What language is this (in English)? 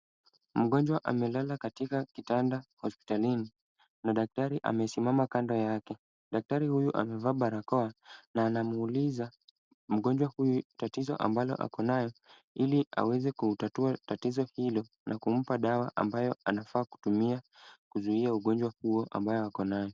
Swahili